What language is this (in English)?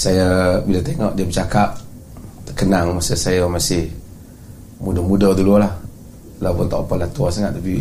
Malay